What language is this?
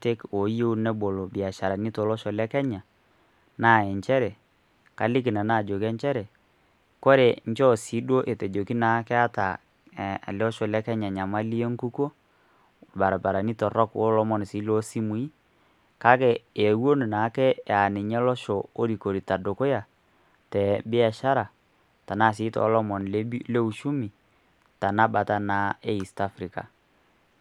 Masai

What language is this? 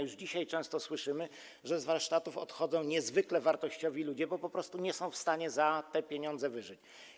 Polish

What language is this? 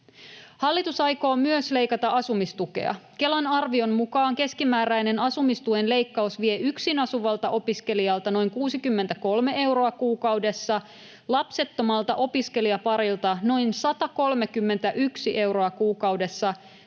Finnish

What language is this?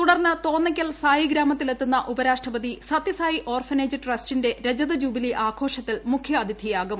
Malayalam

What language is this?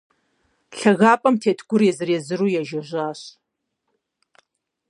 Kabardian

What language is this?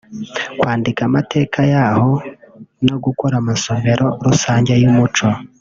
Kinyarwanda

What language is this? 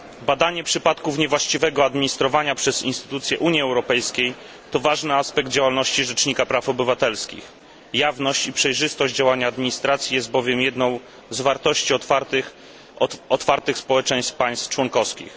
Polish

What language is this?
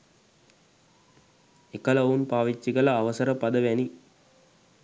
Sinhala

